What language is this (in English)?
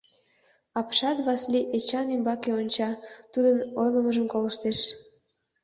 Mari